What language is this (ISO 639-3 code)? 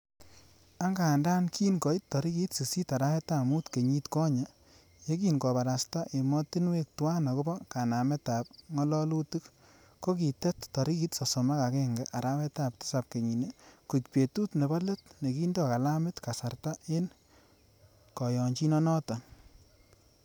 kln